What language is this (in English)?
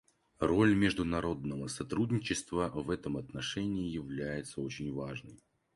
Russian